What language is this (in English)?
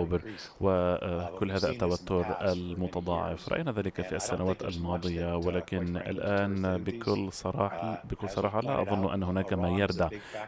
Arabic